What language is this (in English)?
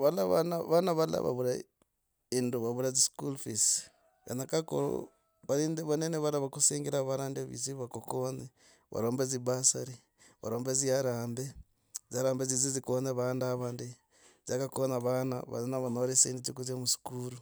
Logooli